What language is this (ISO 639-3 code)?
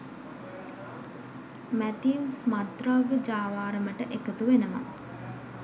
sin